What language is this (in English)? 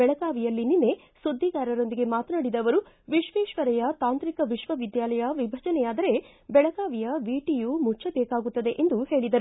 Kannada